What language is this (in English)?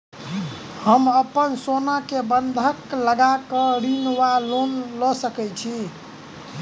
Maithili